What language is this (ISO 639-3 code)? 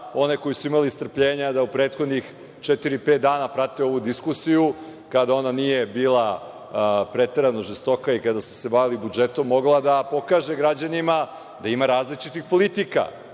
srp